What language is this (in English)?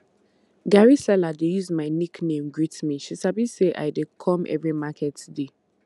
Nigerian Pidgin